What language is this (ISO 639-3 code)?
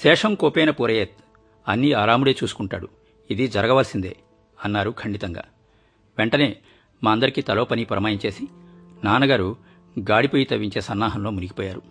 tel